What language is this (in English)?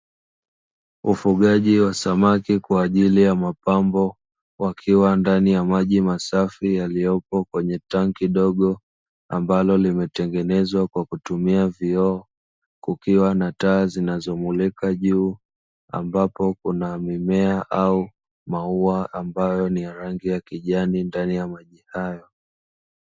Swahili